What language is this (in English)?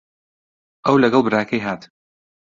Central Kurdish